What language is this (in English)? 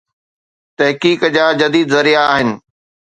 Sindhi